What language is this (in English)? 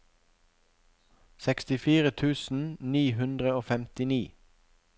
Norwegian